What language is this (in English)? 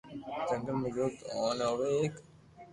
Loarki